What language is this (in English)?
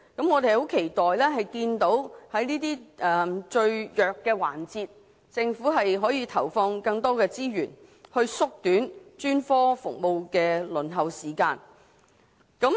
Cantonese